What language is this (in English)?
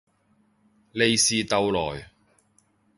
Cantonese